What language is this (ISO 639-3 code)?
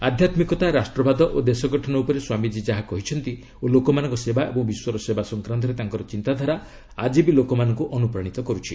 ori